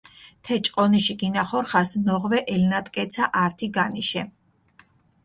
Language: Mingrelian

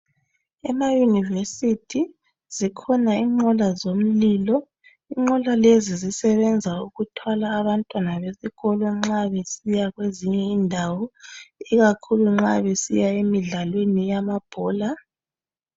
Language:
North Ndebele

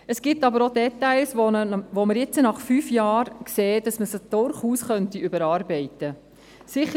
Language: Swiss German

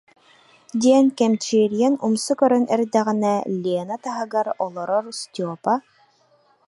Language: Yakut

